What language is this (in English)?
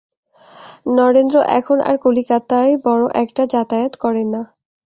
Bangla